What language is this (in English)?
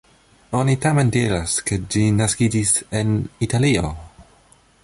Esperanto